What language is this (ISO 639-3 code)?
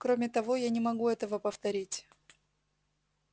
rus